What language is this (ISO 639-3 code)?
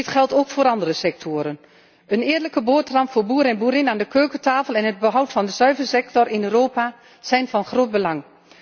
nld